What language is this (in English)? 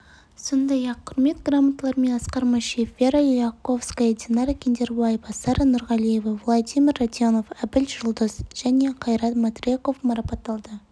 Kazakh